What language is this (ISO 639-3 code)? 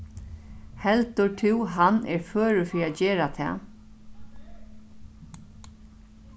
fao